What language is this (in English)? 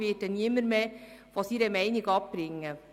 Swiss German